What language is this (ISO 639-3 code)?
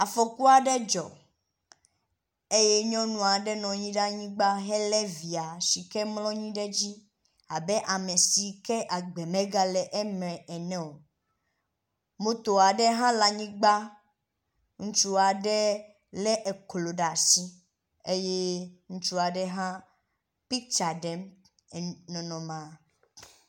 ewe